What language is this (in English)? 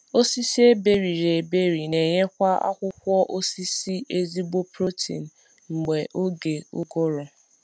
Igbo